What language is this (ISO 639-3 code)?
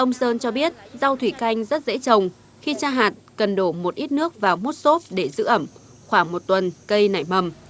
vie